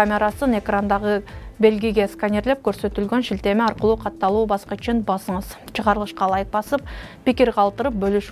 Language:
Turkish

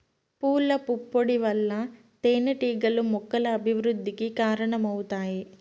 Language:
Telugu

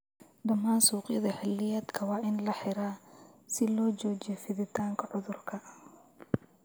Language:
Somali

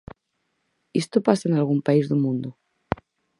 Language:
Galician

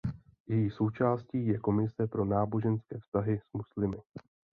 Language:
Czech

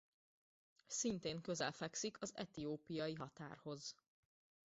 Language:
Hungarian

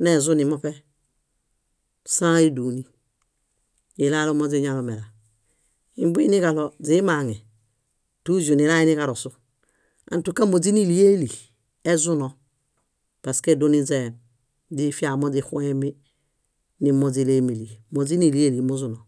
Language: Bayot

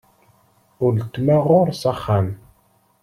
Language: Kabyle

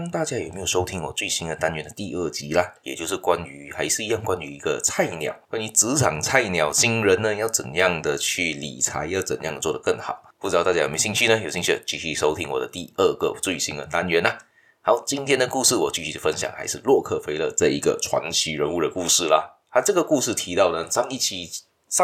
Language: Chinese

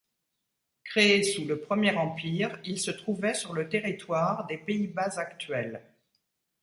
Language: French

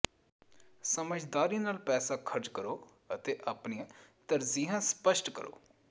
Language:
Punjabi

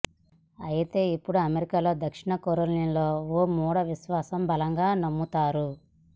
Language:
Telugu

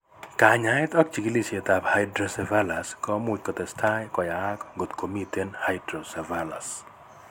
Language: Kalenjin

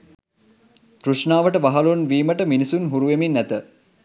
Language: Sinhala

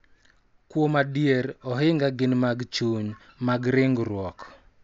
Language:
Luo (Kenya and Tanzania)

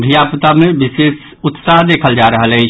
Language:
Maithili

